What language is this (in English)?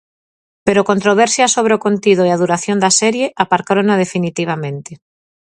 Galician